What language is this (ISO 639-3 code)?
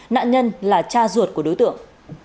vie